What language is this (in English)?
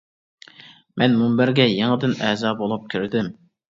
Uyghur